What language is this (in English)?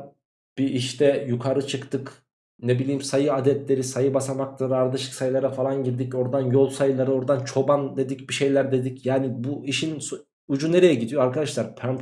Turkish